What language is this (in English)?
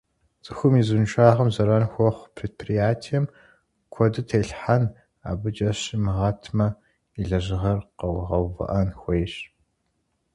Kabardian